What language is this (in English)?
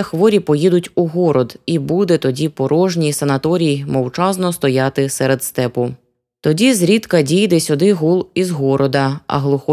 Ukrainian